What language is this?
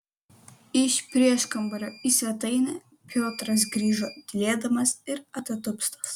Lithuanian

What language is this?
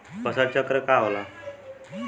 Bhojpuri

